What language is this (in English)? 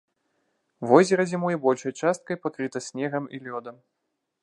Belarusian